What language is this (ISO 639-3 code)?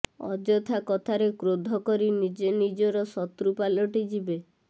ori